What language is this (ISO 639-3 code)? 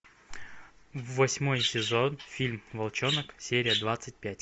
rus